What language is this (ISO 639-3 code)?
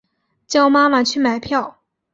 zho